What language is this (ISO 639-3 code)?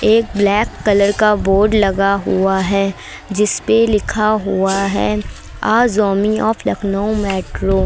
hin